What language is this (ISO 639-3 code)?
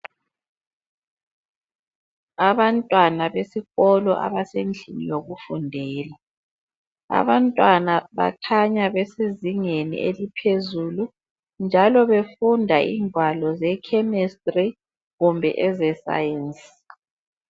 nde